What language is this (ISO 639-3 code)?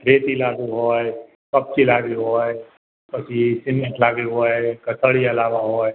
guj